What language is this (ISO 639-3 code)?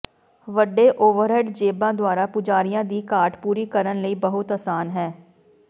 pan